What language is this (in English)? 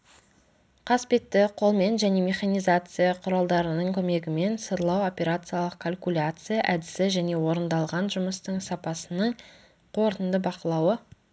Kazakh